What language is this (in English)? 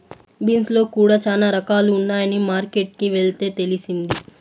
Telugu